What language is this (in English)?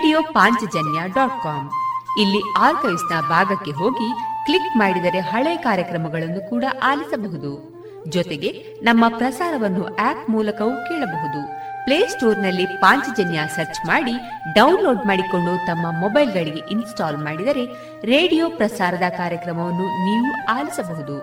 Kannada